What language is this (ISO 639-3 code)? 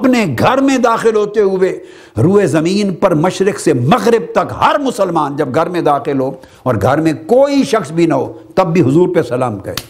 urd